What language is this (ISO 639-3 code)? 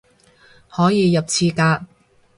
yue